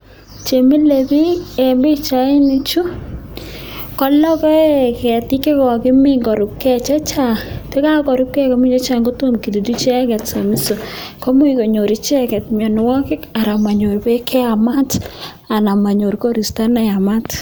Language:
Kalenjin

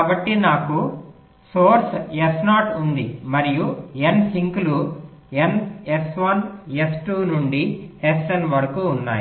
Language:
Telugu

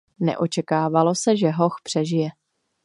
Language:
Czech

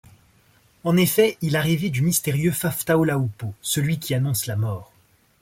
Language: French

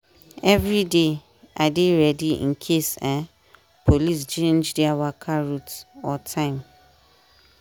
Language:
Nigerian Pidgin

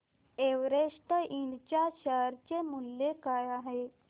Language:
Marathi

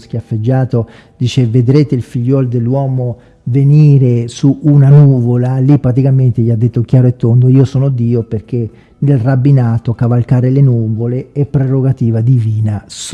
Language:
Italian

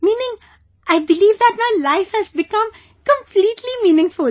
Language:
English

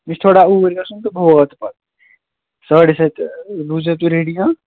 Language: Kashmiri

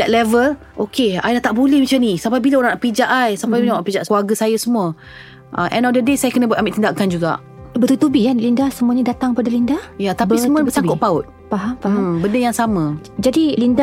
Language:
Malay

